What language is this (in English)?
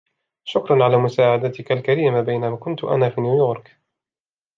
Arabic